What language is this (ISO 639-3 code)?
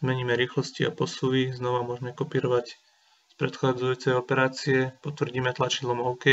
slk